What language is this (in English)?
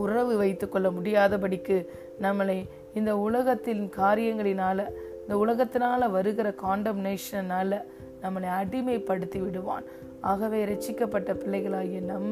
Tamil